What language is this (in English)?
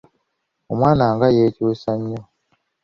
Ganda